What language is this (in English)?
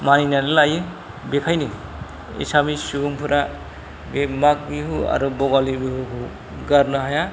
Bodo